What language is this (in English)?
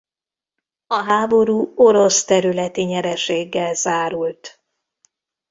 Hungarian